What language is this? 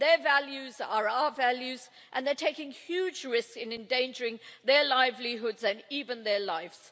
English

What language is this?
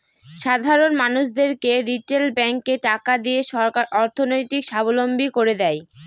Bangla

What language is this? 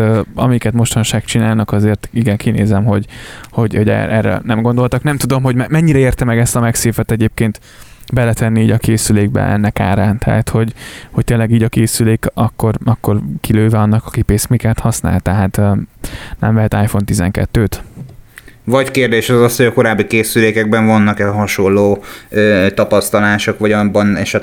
Hungarian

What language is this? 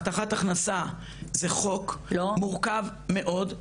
Hebrew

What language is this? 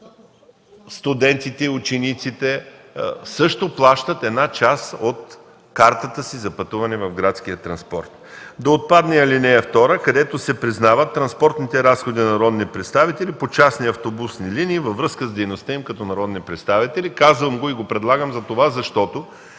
Bulgarian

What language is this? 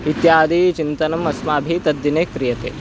Sanskrit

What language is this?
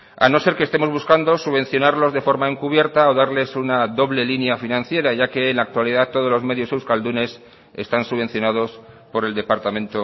Spanish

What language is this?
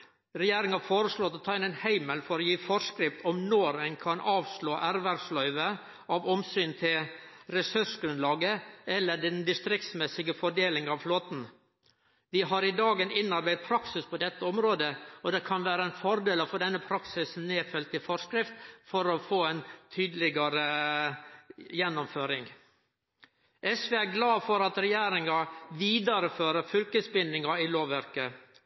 Norwegian Nynorsk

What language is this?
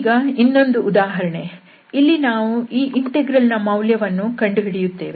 Kannada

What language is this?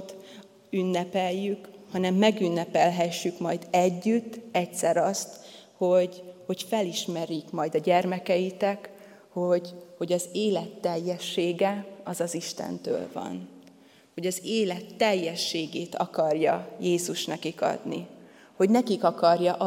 Hungarian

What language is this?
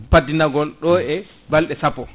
Fula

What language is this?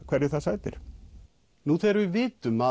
Icelandic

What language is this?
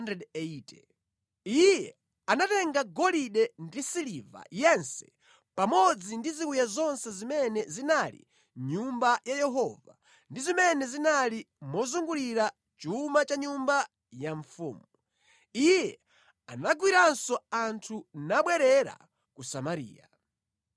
Nyanja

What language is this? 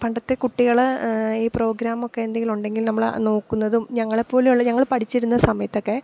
Malayalam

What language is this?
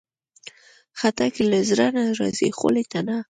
Pashto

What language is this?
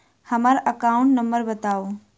Maithili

